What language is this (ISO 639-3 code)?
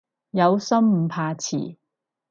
yue